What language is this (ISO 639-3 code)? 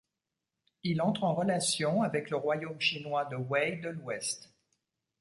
fra